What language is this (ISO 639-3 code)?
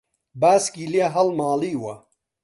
ckb